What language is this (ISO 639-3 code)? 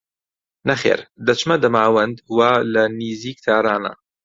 ckb